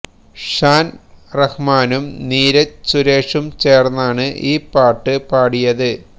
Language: Malayalam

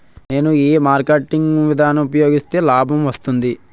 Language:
Telugu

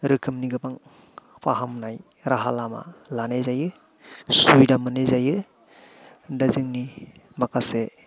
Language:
Bodo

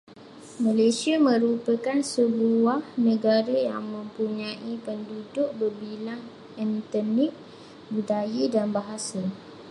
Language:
Malay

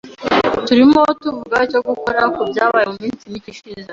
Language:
Kinyarwanda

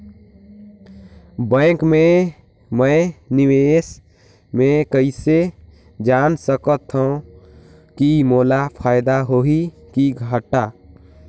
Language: Chhattisgarhi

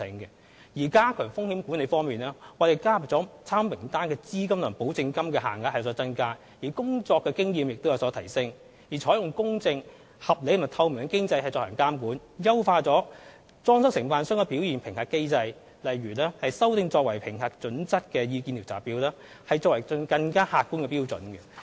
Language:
Cantonese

